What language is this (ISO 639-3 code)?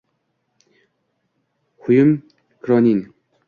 uzb